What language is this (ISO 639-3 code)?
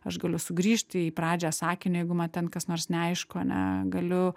lit